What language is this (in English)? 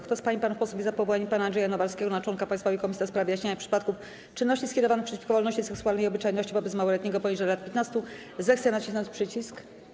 Polish